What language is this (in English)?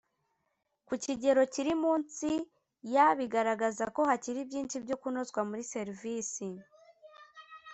Kinyarwanda